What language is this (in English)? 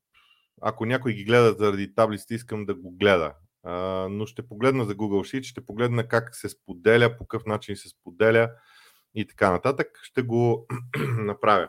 Bulgarian